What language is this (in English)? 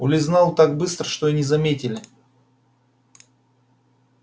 Russian